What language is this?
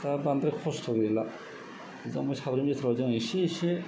Bodo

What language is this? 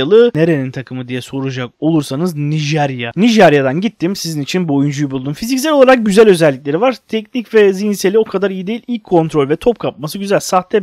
Turkish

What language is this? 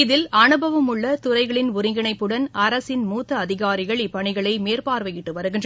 Tamil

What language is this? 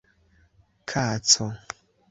Esperanto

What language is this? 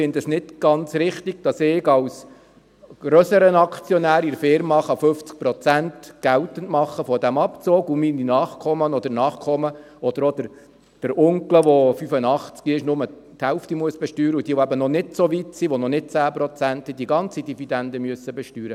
Swiss German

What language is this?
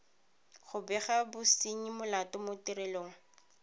Tswana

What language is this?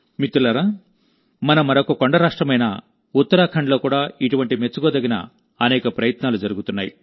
Telugu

